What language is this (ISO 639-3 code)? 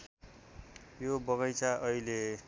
nep